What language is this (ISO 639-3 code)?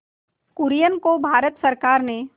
hin